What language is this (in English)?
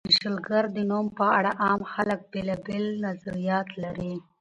Pashto